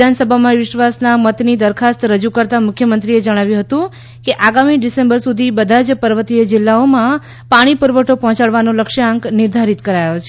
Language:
Gujarati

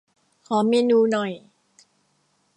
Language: Thai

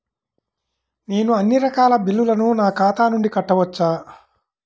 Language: Telugu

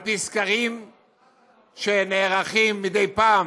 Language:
Hebrew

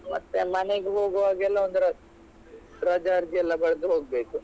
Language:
Kannada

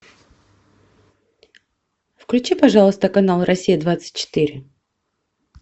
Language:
Russian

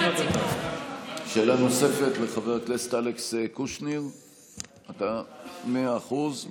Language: Hebrew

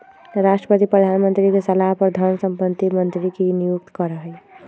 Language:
Magahi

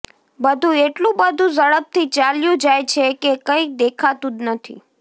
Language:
Gujarati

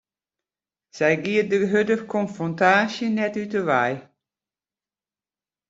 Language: Western Frisian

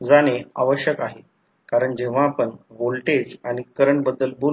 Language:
Marathi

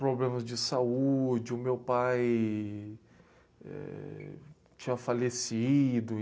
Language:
Portuguese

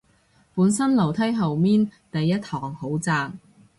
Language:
Cantonese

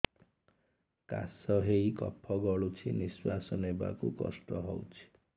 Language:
Odia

